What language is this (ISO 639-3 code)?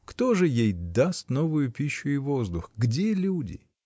rus